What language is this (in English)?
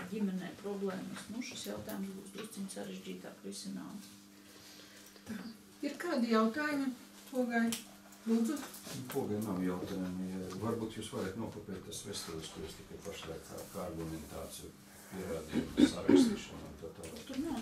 Latvian